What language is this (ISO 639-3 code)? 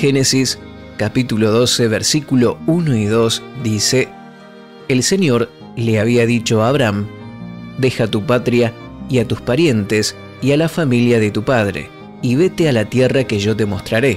spa